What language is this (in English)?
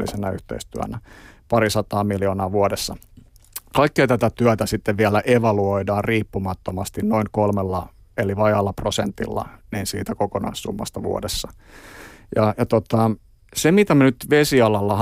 Finnish